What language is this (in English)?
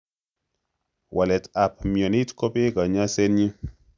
Kalenjin